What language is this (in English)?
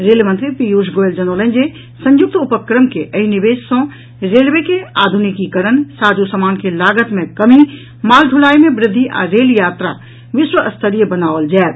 Maithili